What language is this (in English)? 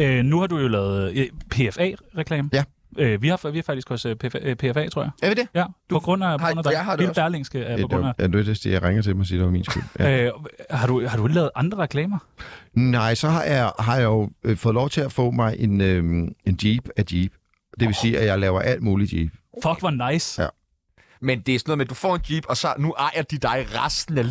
Danish